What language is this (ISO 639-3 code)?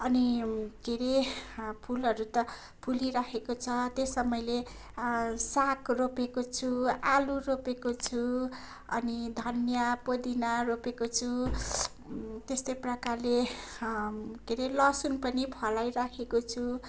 nep